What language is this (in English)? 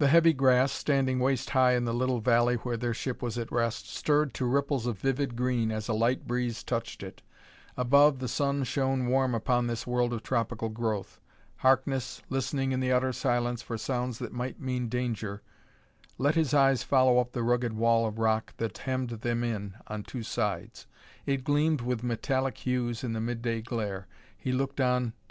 English